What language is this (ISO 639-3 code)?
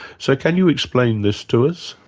eng